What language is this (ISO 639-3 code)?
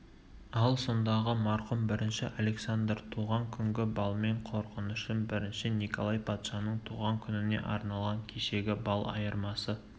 kaz